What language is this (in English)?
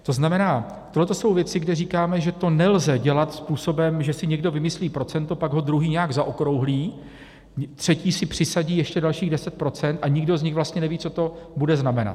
Czech